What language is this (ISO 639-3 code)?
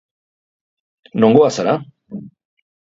eus